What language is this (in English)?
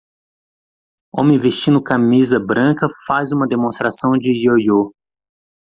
Portuguese